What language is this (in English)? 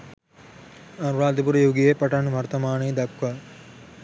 Sinhala